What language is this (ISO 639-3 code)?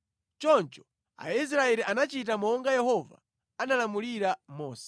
nya